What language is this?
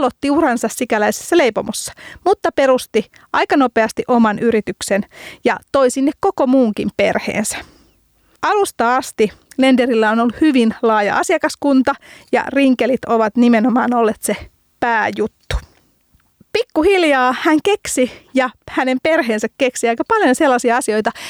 Finnish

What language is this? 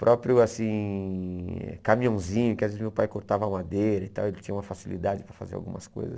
Portuguese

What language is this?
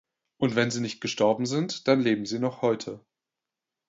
German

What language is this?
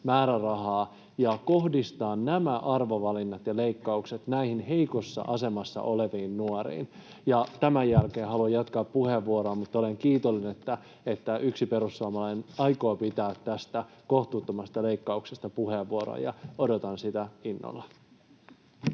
Finnish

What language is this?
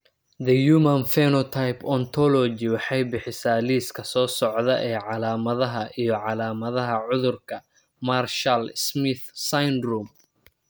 Somali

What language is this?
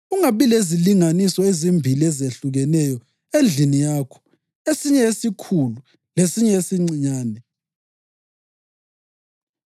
North Ndebele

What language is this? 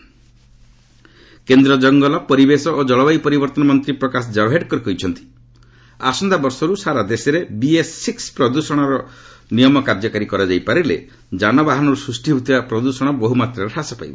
Odia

